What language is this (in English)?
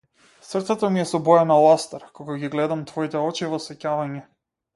Macedonian